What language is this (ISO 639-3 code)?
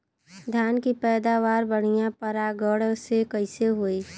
bho